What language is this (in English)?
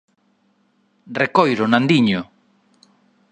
Galician